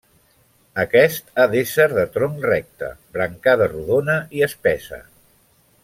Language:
Catalan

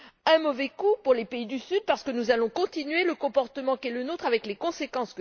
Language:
French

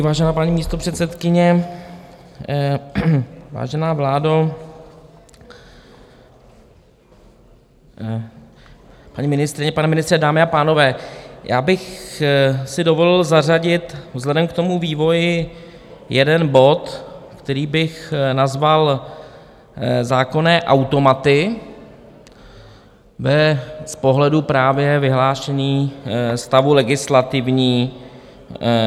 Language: Czech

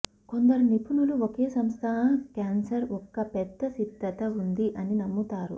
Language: Telugu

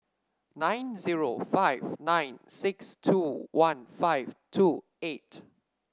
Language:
English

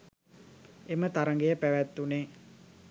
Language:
Sinhala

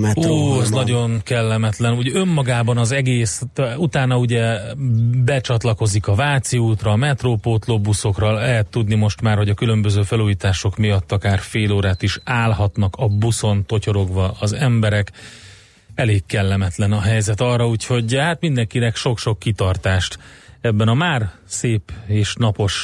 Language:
Hungarian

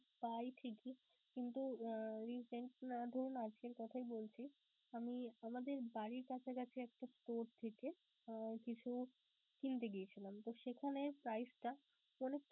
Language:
Bangla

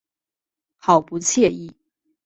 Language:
Chinese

